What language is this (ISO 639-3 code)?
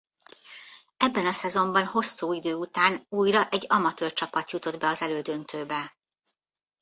hun